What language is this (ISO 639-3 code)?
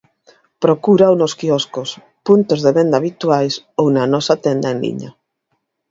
glg